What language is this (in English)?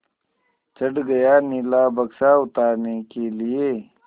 Hindi